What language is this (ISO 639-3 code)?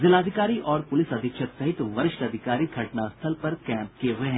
hin